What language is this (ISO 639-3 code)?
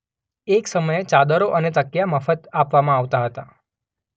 guj